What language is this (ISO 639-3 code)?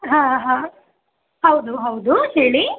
kan